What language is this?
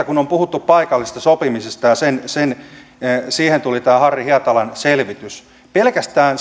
Finnish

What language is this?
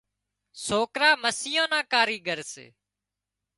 Wadiyara Koli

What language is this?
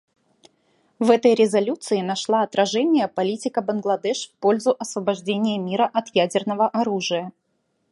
Russian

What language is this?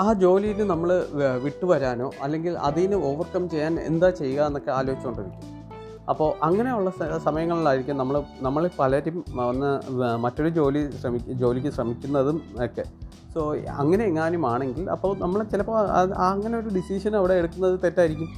Malayalam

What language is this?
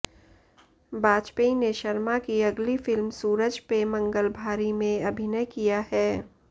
Hindi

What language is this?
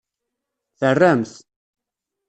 Kabyle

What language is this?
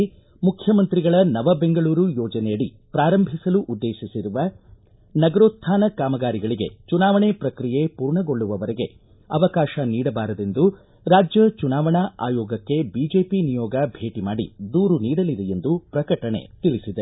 Kannada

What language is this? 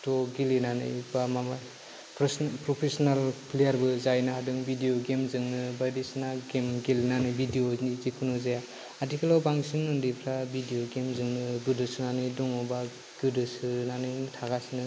Bodo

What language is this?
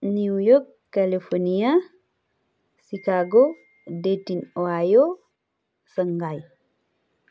Nepali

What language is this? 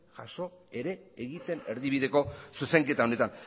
Basque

